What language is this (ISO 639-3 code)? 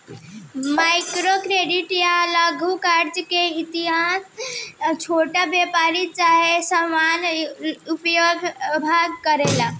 bho